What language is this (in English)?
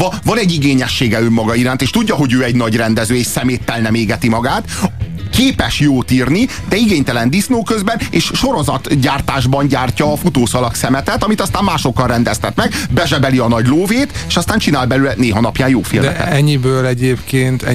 Hungarian